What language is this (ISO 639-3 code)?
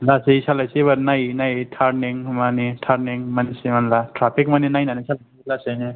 brx